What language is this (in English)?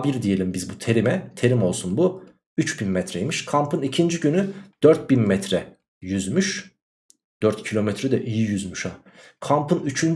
Turkish